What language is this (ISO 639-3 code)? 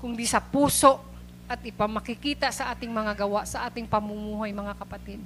fil